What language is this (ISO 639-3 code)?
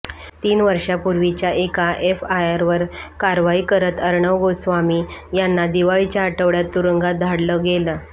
mar